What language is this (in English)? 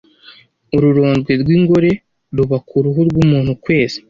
Kinyarwanda